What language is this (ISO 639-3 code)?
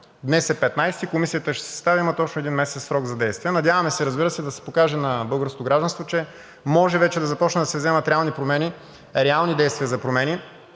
bul